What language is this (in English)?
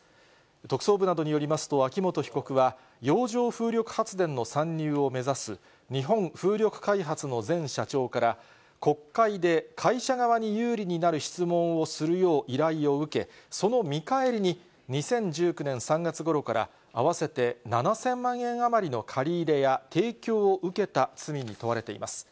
Japanese